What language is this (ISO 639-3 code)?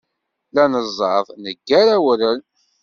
kab